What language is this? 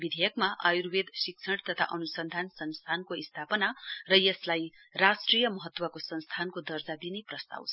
Nepali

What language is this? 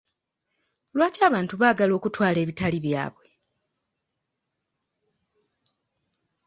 Ganda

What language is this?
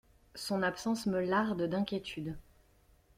French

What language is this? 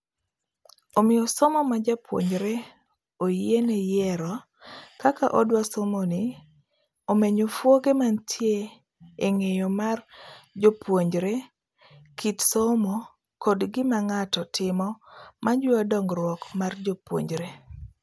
Luo (Kenya and Tanzania)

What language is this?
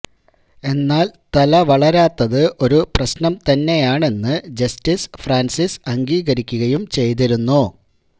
Malayalam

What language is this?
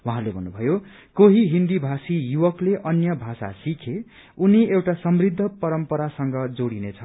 Nepali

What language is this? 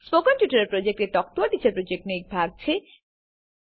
Gujarati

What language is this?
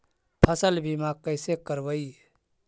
Magahi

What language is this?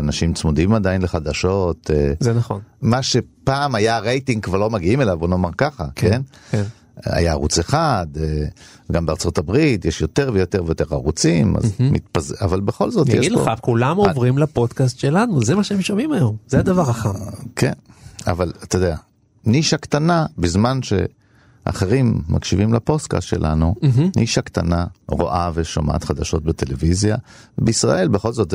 Hebrew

